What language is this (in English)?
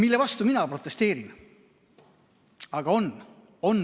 Estonian